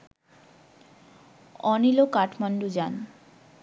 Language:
Bangla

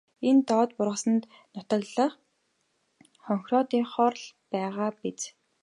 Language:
Mongolian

